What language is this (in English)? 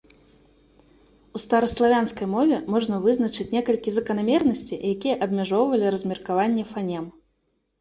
Belarusian